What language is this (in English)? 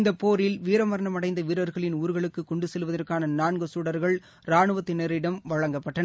Tamil